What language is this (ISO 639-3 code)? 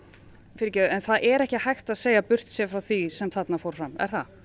isl